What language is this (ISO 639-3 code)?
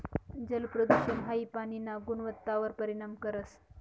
mar